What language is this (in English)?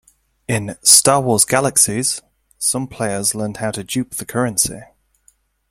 English